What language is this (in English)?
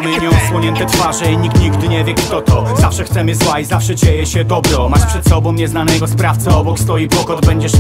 Polish